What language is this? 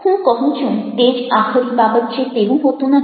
Gujarati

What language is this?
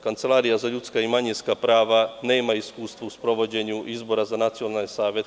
Serbian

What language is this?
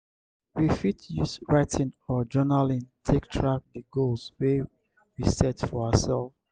Nigerian Pidgin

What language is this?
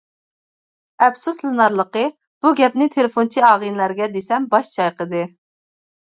Uyghur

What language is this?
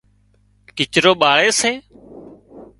Wadiyara Koli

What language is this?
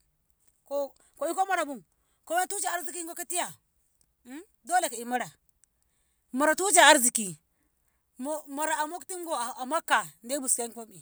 Ngamo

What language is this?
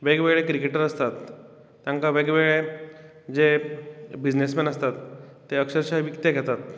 Konkani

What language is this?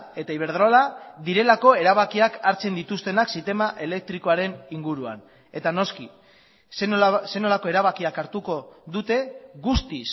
Basque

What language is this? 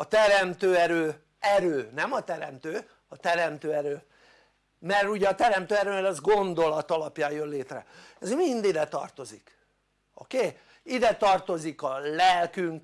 Hungarian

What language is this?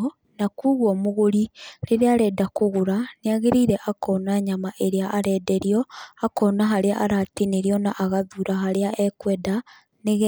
Kikuyu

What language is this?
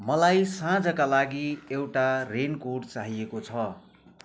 Nepali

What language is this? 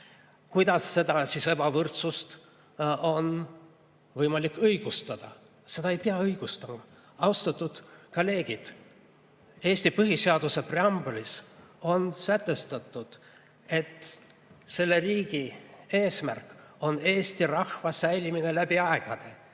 Estonian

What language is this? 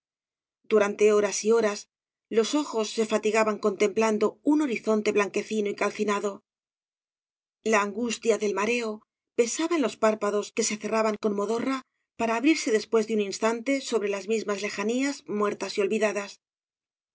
Spanish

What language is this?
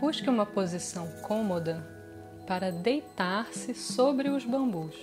Portuguese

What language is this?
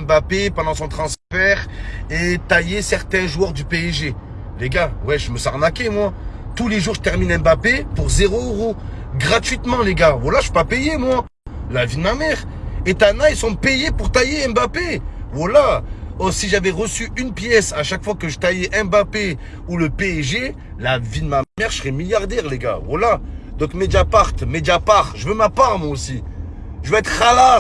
French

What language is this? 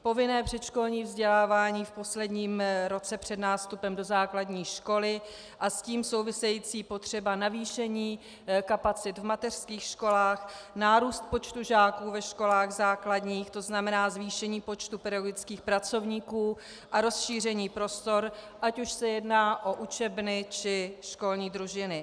Czech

